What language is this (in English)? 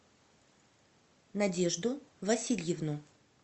Russian